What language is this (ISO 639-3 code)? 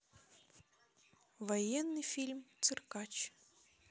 rus